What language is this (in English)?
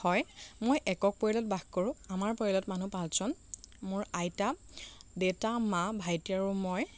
Assamese